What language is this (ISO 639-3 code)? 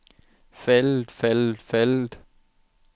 dan